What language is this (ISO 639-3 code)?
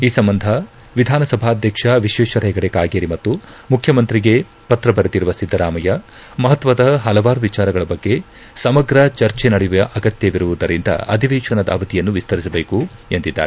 kan